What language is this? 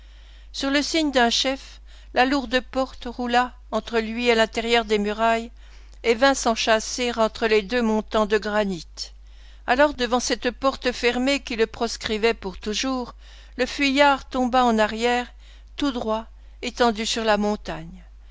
French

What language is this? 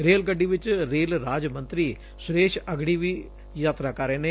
Punjabi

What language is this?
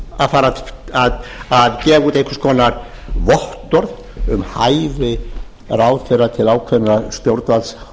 Icelandic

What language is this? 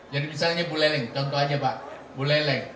Indonesian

